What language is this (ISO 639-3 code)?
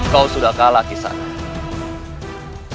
ind